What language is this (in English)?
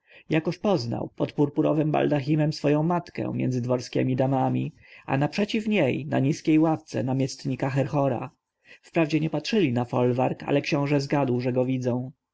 Polish